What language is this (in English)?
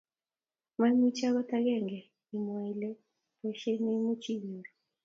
Kalenjin